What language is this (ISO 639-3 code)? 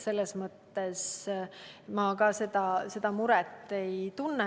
est